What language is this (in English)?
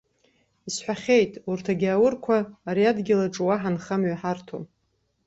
Abkhazian